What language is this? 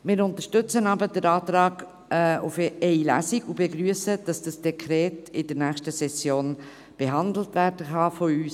Swiss German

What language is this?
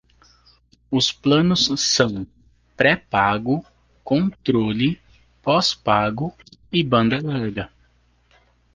Portuguese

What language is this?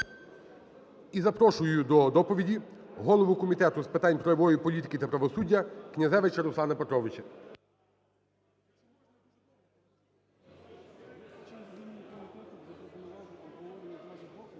Ukrainian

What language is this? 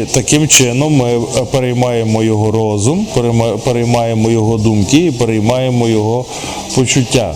Ukrainian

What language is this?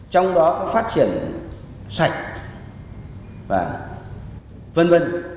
Vietnamese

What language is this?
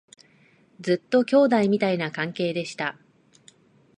Japanese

